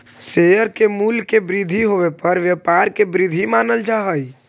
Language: Magahi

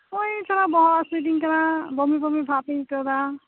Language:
Santali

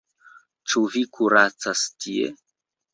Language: Esperanto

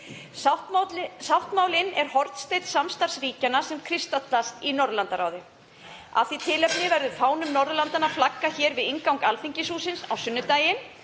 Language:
Icelandic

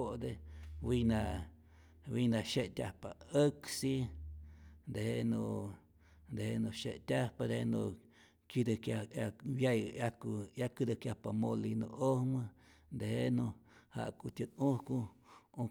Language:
Rayón Zoque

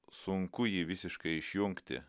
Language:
Lithuanian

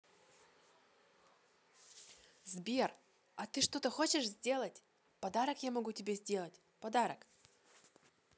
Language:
Russian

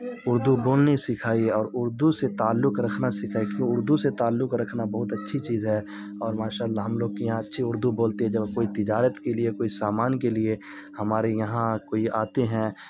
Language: Urdu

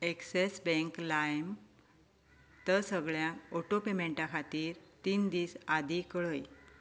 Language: Konkani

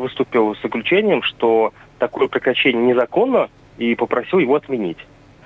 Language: Russian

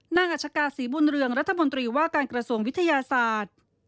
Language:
Thai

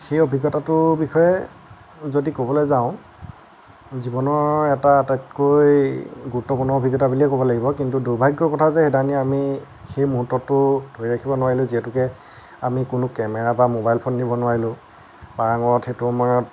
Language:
Assamese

